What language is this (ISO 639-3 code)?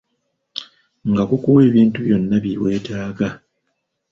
lug